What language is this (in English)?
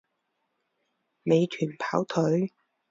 Chinese